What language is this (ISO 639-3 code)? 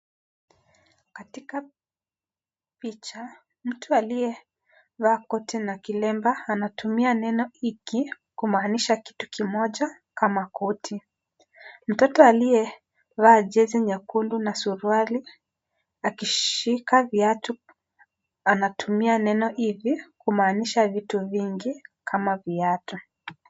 swa